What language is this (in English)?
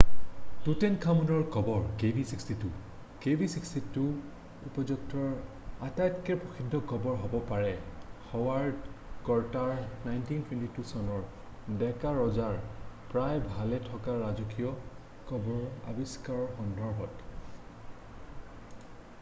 Assamese